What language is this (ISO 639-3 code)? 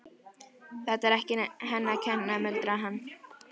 isl